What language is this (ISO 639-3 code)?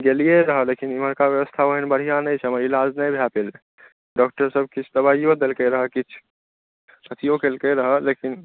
mai